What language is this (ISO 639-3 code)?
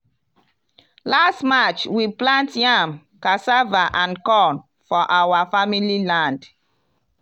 pcm